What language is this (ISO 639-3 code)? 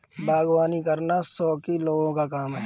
hin